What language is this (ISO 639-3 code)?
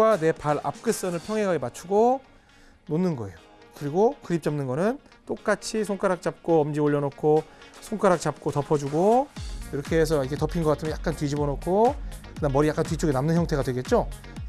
kor